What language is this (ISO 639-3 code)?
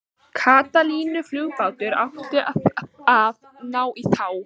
isl